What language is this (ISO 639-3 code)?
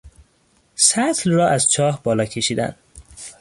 fas